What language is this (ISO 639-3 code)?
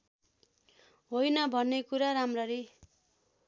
nep